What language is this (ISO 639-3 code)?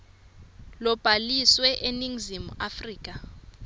ssw